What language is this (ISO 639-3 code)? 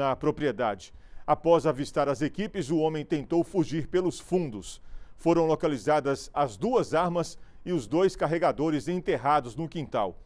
por